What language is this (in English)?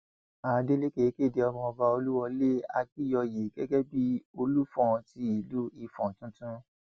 Yoruba